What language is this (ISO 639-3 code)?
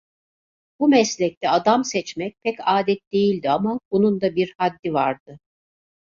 tur